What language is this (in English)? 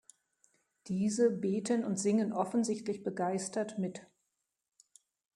German